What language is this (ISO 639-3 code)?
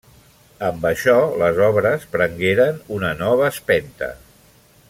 cat